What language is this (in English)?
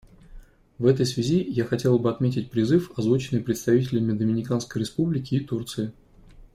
Russian